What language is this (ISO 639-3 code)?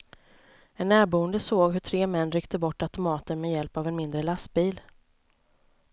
swe